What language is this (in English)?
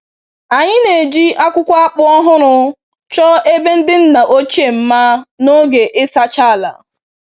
Igbo